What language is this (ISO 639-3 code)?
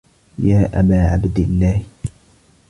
ara